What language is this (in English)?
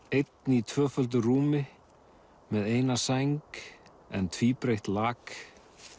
Icelandic